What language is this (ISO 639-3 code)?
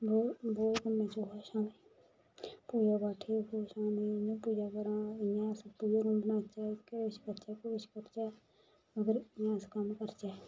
doi